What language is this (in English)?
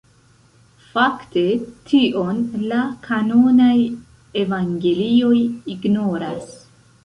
Esperanto